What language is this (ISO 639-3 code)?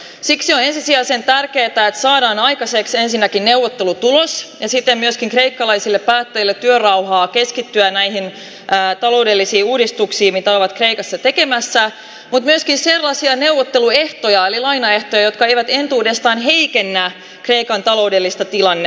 fin